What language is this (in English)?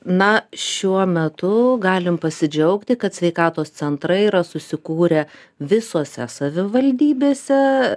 Lithuanian